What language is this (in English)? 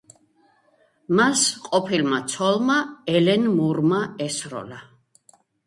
Georgian